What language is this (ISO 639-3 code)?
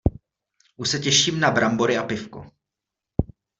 ces